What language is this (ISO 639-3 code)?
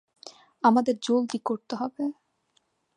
ben